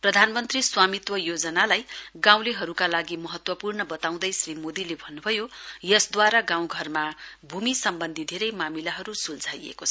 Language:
Nepali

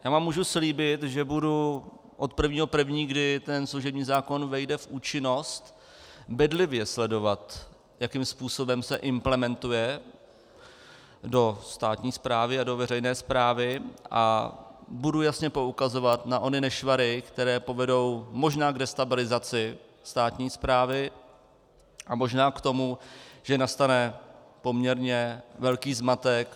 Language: Czech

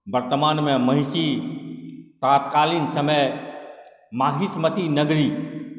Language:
Maithili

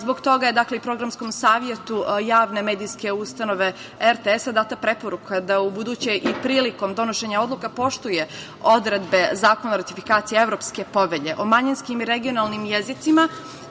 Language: Serbian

